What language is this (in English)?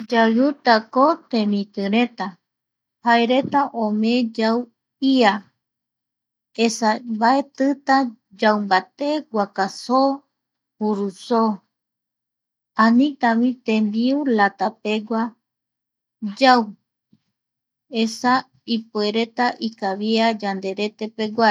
Eastern Bolivian Guaraní